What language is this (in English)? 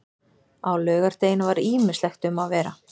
Icelandic